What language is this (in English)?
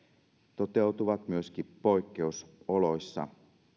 Finnish